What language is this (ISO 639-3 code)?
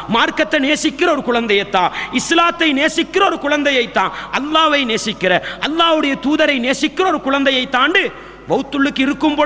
tam